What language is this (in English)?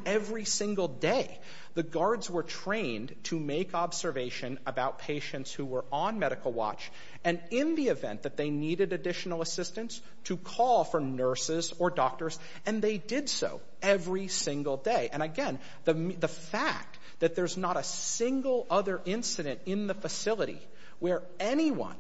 English